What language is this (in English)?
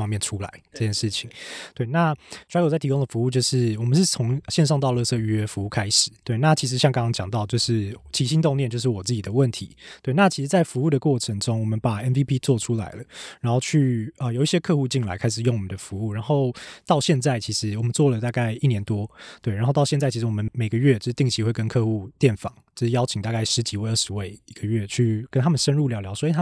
Chinese